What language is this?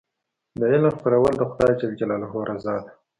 Pashto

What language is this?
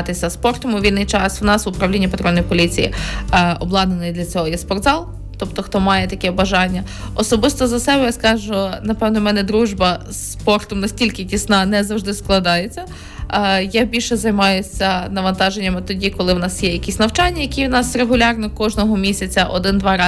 Ukrainian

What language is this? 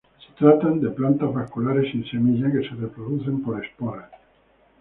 Spanish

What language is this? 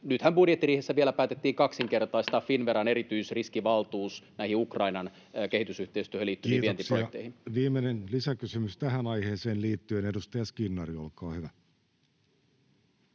Finnish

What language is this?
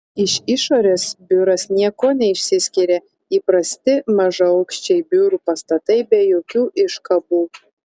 Lithuanian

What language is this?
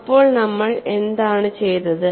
Malayalam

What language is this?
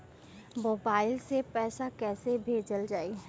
Bhojpuri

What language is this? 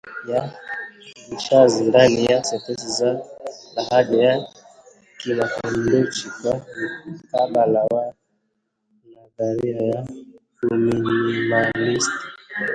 Swahili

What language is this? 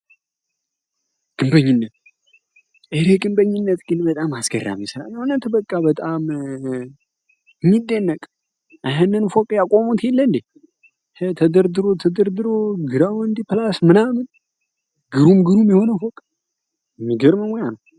Amharic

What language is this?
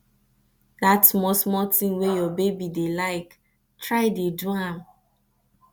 Nigerian Pidgin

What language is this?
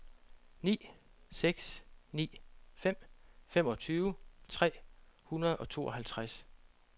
Danish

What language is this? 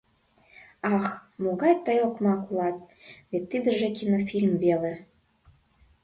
Mari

